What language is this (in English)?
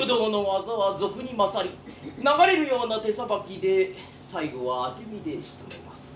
Japanese